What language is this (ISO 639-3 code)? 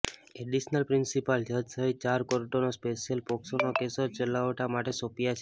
guj